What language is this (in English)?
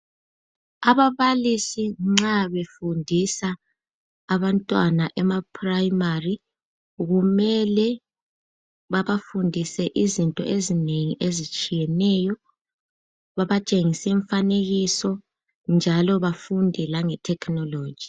North Ndebele